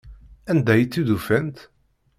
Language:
Kabyle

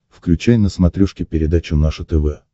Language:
Russian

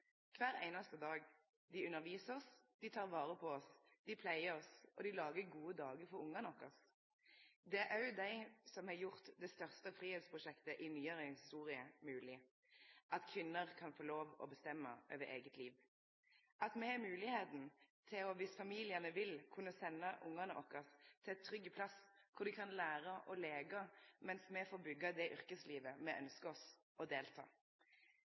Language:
Norwegian Nynorsk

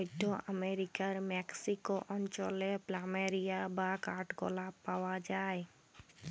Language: Bangla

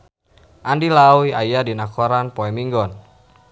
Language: Sundanese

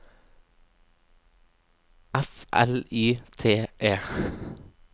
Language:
Norwegian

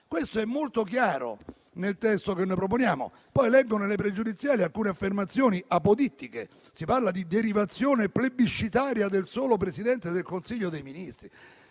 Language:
Italian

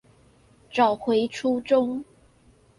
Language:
Chinese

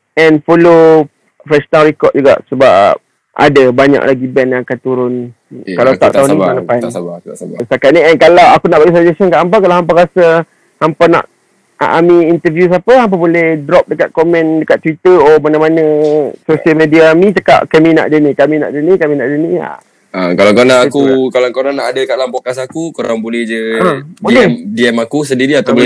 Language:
Malay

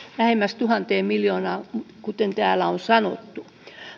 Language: Finnish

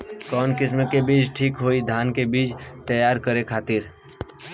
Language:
Bhojpuri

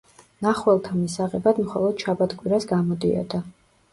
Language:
Georgian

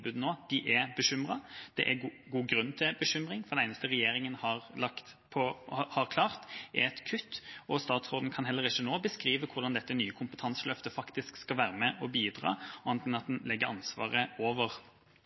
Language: Norwegian Bokmål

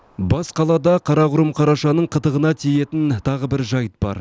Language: Kazakh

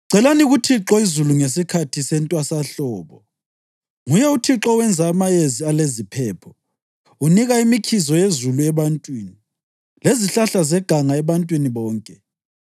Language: North Ndebele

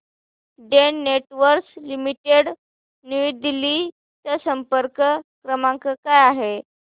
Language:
Marathi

